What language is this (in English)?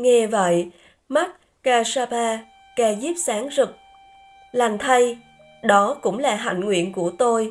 Vietnamese